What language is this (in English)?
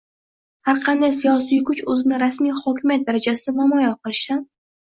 Uzbek